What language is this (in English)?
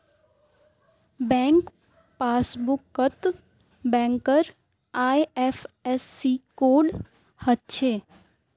Magahi